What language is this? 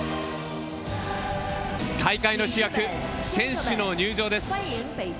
Japanese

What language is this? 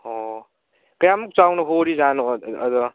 Manipuri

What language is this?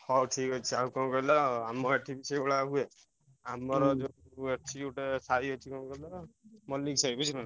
Odia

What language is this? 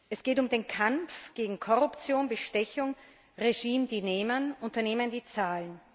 German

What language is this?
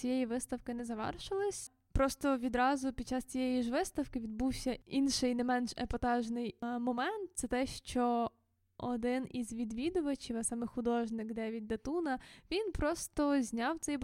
Ukrainian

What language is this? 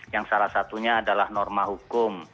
Indonesian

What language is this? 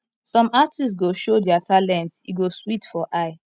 Nigerian Pidgin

